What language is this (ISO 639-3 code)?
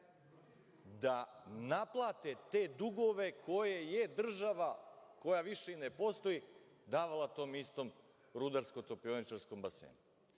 srp